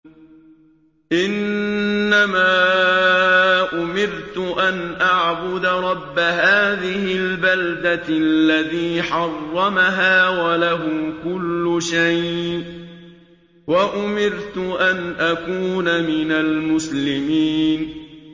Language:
Arabic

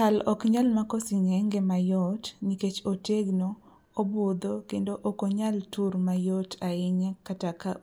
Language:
Luo (Kenya and Tanzania)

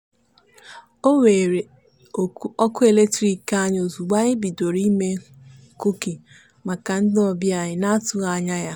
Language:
Igbo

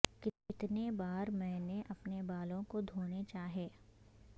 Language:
Urdu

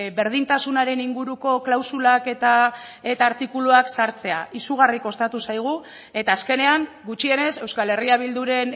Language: Basque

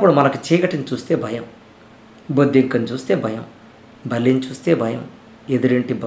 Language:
Telugu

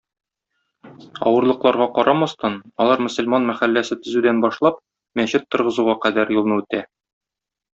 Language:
Tatar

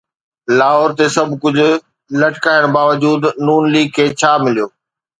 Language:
Sindhi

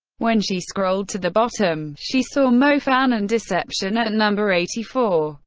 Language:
English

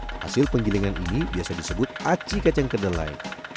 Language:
Indonesian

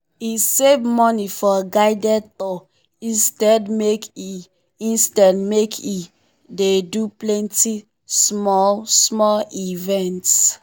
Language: Nigerian Pidgin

